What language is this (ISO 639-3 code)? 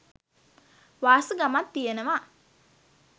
sin